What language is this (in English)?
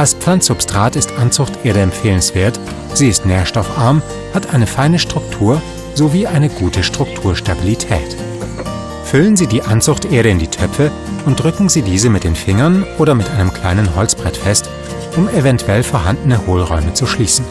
German